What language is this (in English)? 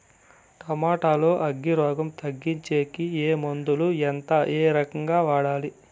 Telugu